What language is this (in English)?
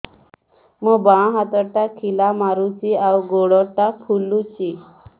Odia